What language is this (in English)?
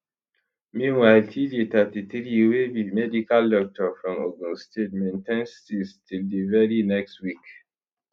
Nigerian Pidgin